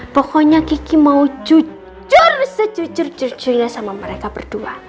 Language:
Indonesian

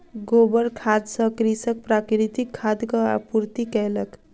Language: Maithili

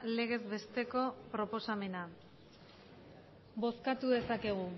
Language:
Basque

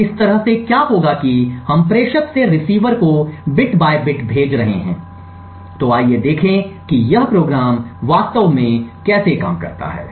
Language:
Hindi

